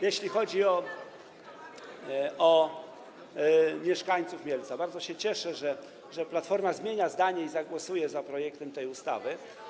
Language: Polish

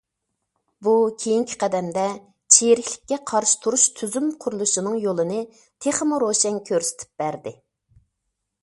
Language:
Uyghur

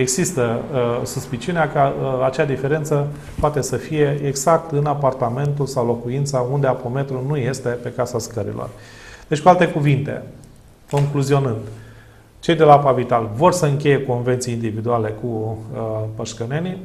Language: Romanian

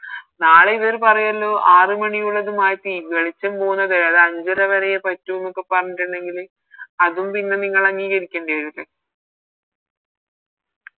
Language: Malayalam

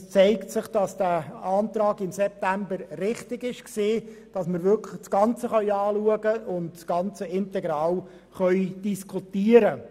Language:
Swiss German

